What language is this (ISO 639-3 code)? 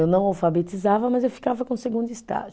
por